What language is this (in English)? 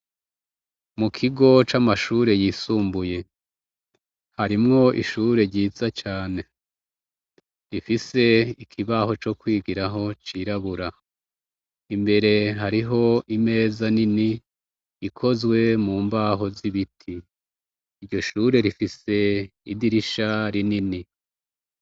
Rundi